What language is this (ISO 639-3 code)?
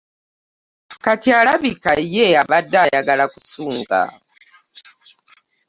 lug